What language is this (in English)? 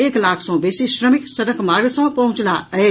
Maithili